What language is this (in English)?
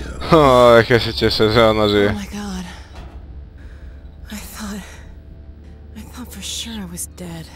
Polish